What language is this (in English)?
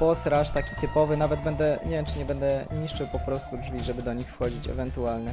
Polish